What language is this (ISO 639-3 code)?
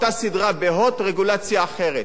heb